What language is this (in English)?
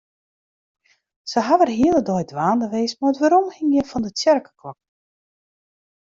Western Frisian